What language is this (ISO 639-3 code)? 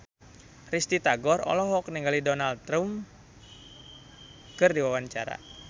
sun